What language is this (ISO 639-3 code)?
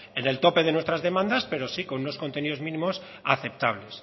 spa